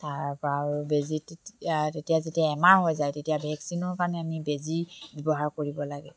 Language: Assamese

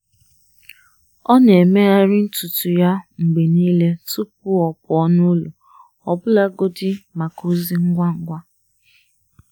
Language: Igbo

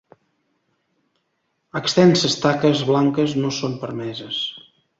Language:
Catalan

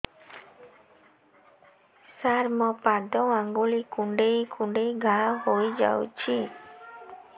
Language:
Odia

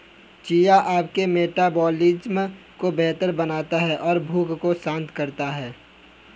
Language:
Hindi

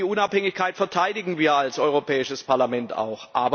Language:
German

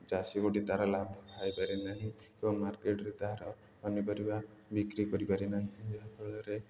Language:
Odia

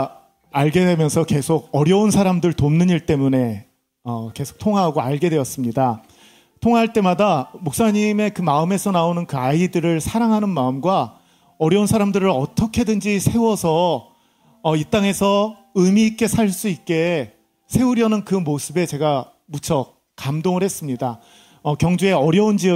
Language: Korean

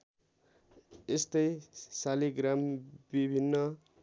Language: Nepali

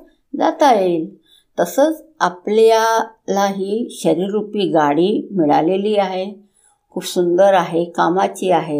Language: Hindi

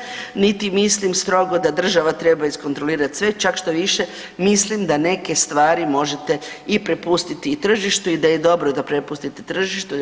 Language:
Croatian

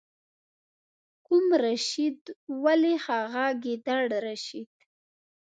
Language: Pashto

